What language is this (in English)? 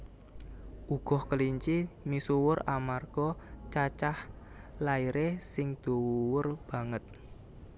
Javanese